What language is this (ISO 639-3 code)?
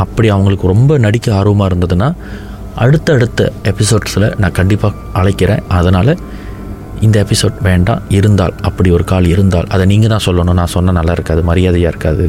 tam